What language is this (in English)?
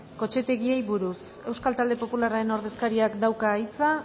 Basque